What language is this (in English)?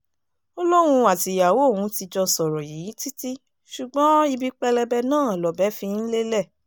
Yoruba